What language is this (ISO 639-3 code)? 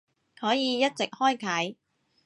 yue